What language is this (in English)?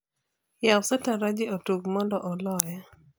Luo (Kenya and Tanzania)